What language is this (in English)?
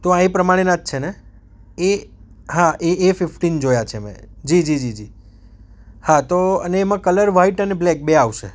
Gujarati